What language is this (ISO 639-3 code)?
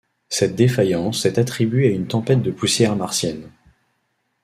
fra